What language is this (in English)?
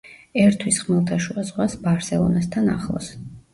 Georgian